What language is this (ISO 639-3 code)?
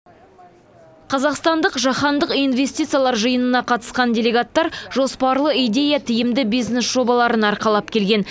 kaz